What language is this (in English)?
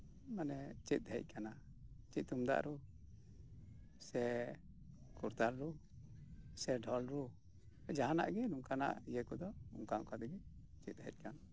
Santali